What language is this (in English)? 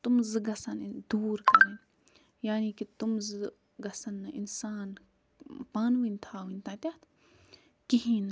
Kashmiri